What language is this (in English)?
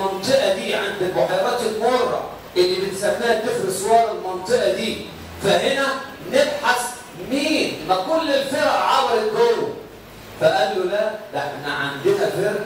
Arabic